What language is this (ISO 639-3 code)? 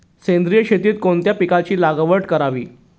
mar